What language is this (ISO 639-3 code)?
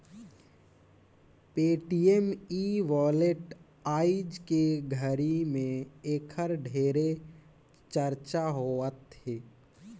hne